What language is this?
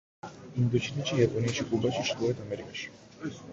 Georgian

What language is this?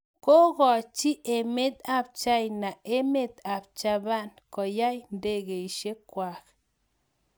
Kalenjin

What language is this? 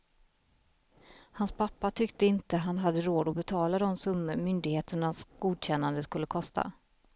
Swedish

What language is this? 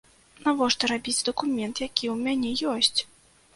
Belarusian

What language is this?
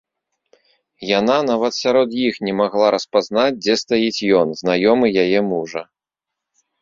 Belarusian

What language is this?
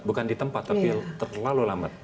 Indonesian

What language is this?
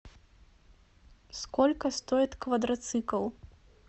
Russian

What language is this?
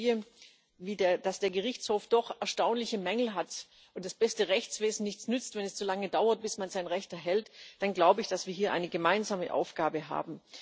German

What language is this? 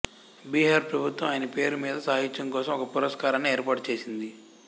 Telugu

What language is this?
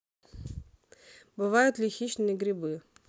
Russian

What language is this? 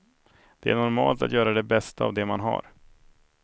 Swedish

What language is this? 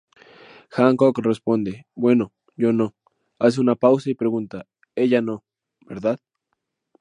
Spanish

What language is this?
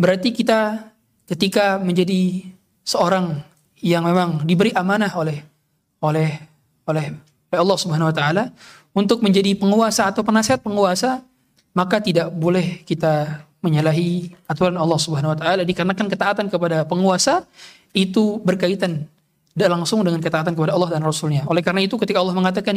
Indonesian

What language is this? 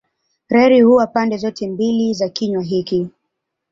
Swahili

